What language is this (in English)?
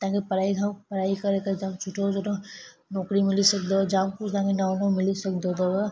Sindhi